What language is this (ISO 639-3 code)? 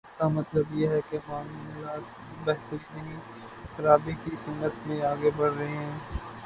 urd